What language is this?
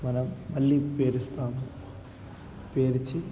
Telugu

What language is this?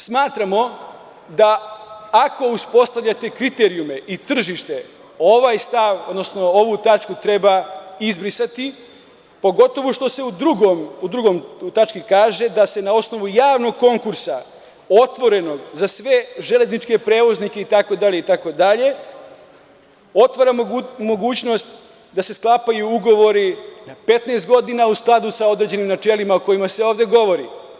Serbian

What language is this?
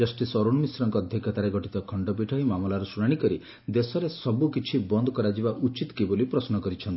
Odia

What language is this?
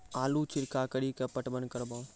Maithili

